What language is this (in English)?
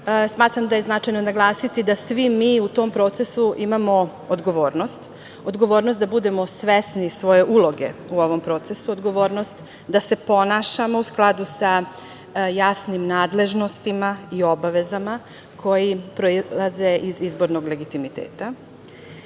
Serbian